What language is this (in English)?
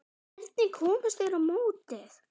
Icelandic